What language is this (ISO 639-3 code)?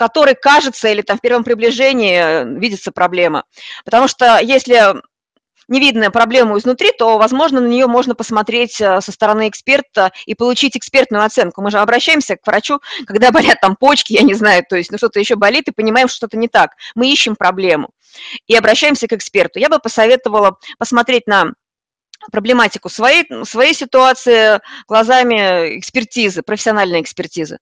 rus